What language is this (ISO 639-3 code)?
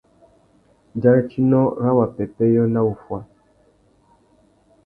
bag